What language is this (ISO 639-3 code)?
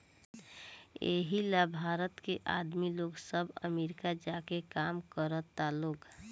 bho